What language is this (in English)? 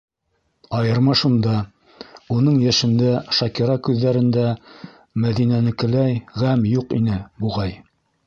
Bashkir